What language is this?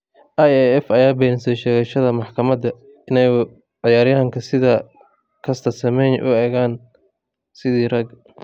Somali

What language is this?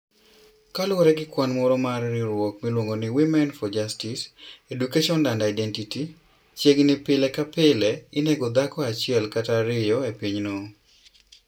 Luo (Kenya and Tanzania)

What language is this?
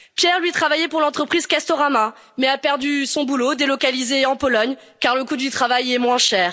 French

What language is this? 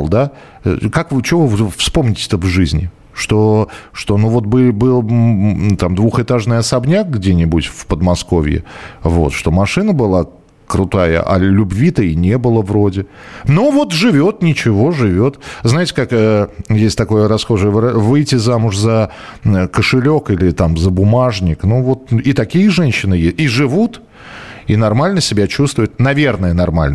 Russian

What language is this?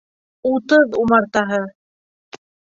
Bashkir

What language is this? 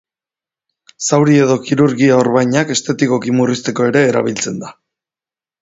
Basque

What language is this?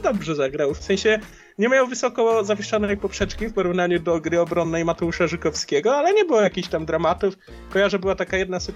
Polish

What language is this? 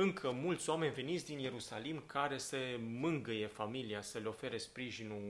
Romanian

